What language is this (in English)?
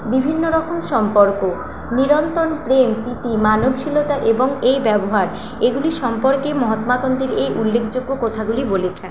Bangla